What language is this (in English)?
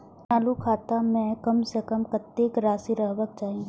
Maithili